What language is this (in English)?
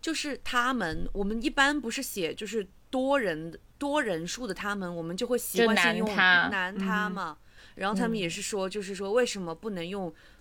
Chinese